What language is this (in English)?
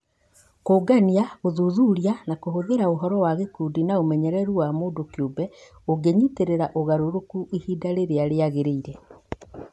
Kikuyu